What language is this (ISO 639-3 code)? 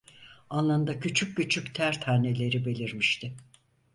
tur